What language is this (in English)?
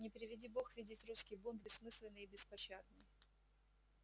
Russian